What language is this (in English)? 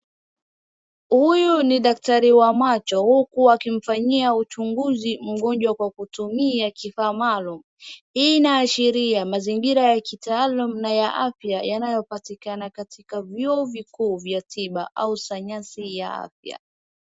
Swahili